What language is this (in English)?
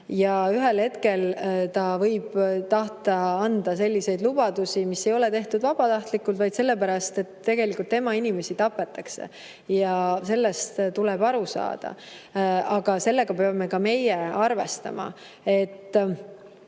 Estonian